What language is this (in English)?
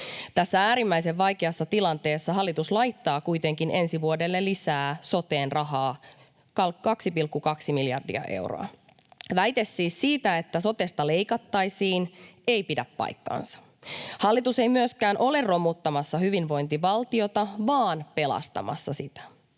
Finnish